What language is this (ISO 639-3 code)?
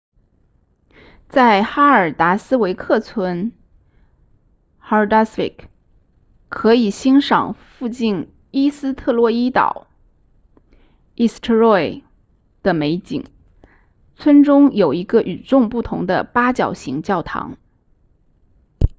zho